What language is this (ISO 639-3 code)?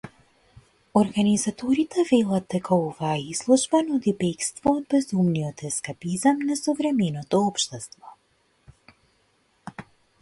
mkd